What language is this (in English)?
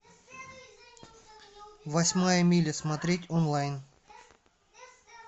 Russian